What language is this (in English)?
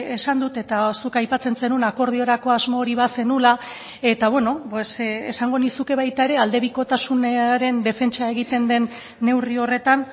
Basque